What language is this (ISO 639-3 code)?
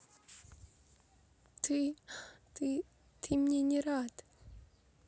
rus